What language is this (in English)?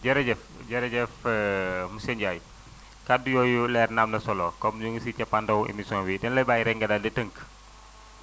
Wolof